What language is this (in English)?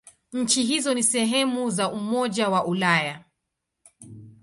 Swahili